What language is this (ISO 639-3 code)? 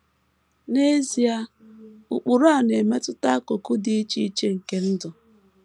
ibo